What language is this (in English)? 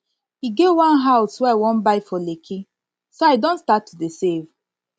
Nigerian Pidgin